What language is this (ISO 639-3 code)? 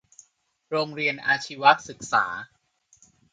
tha